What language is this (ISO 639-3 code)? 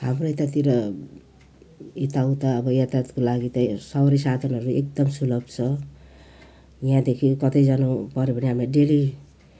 nep